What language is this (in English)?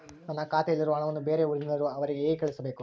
Kannada